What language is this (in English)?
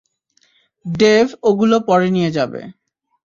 Bangla